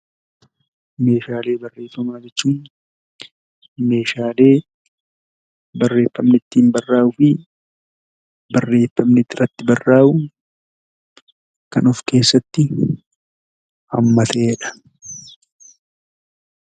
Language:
Oromo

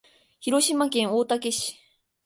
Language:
Japanese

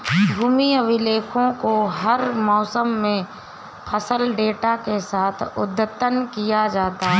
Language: Hindi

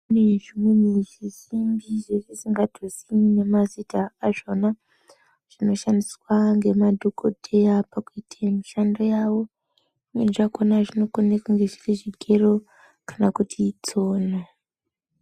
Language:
Ndau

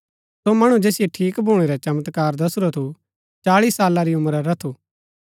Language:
Gaddi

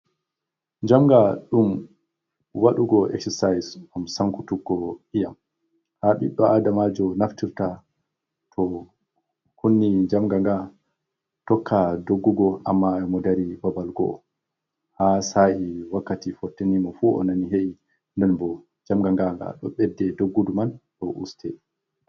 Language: Fula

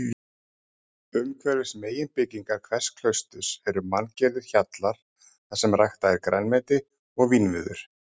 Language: Icelandic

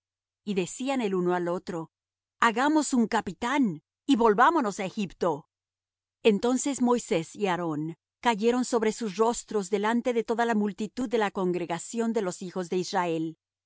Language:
Spanish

